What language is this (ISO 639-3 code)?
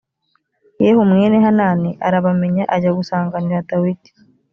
kin